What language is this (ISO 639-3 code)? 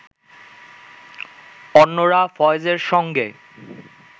ben